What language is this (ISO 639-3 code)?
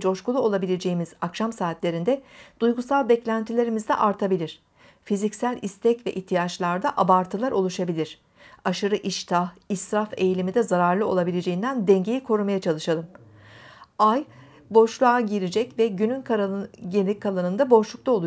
tur